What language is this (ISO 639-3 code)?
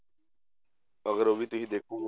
pan